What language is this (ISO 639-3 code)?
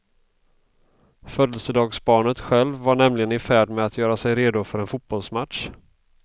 swe